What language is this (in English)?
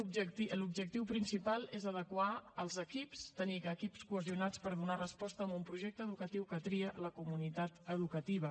Catalan